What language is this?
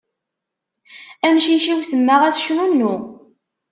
Kabyle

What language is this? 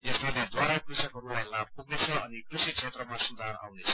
Nepali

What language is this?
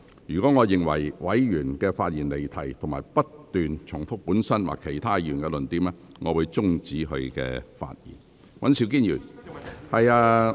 Cantonese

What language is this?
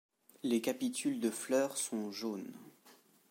French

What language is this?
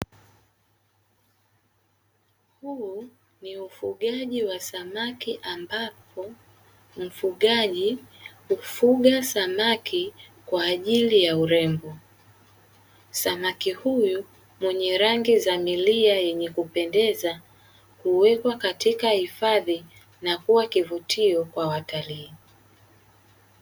Swahili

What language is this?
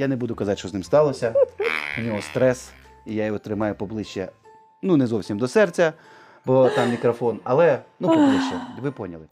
Ukrainian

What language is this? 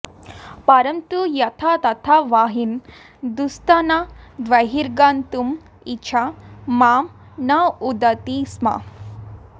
Sanskrit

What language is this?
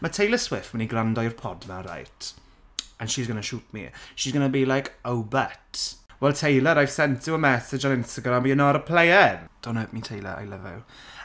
Welsh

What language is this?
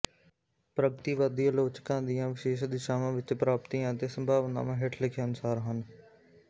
Punjabi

